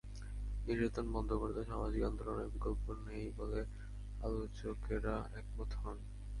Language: Bangla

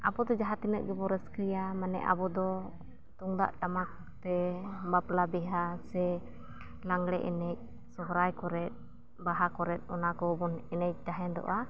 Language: Santali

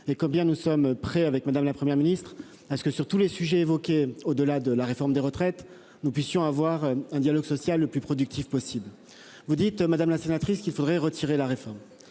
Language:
French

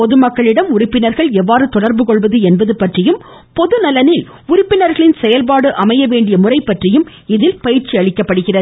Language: Tamil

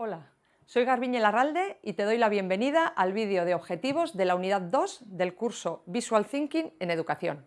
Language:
Spanish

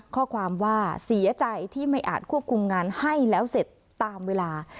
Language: Thai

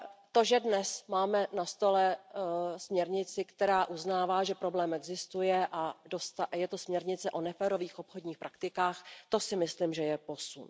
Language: Czech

